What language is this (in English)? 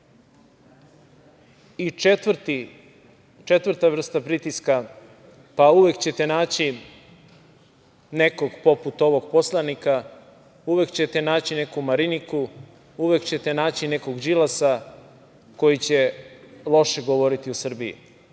Serbian